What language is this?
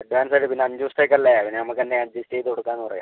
Malayalam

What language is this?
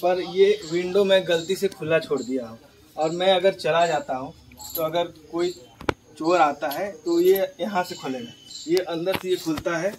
Hindi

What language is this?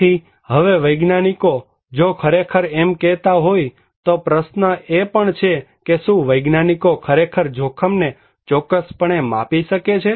Gujarati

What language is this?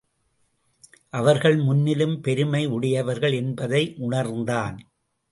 Tamil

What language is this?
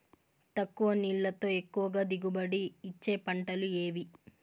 Telugu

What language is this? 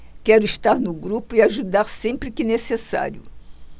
Portuguese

